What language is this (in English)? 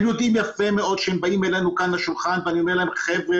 Hebrew